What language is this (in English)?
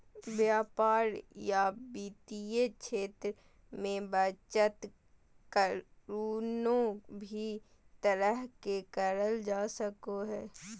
Magahi